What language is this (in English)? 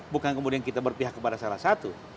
Indonesian